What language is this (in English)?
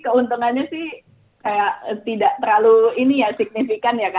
Indonesian